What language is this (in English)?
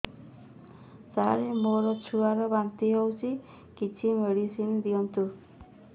Odia